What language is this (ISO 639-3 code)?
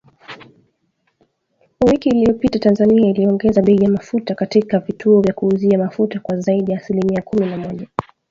swa